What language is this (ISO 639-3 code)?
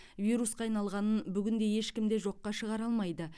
kaz